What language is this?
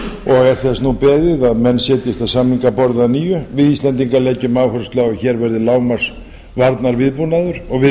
Icelandic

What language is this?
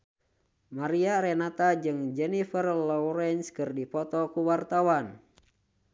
Sundanese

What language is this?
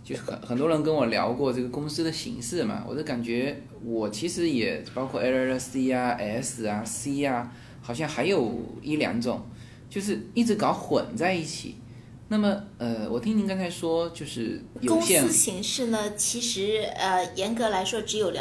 Chinese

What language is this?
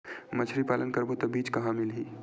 Chhattisgarhi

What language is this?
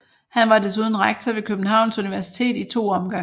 Danish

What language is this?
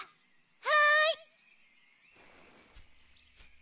Japanese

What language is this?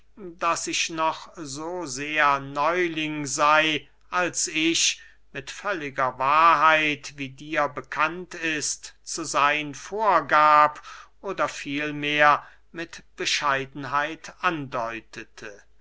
German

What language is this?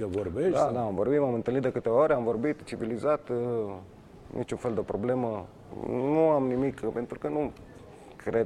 Romanian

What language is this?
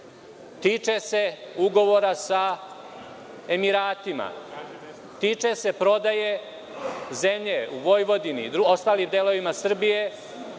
Serbian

